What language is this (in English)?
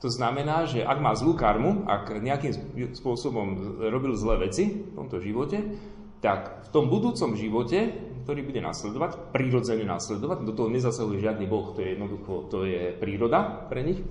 Slovak